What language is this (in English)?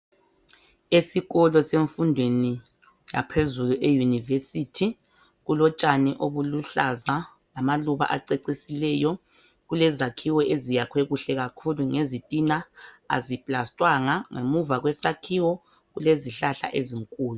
North Ndebele